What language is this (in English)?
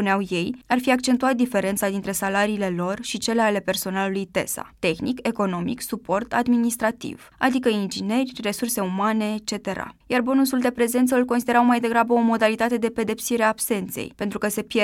Romanian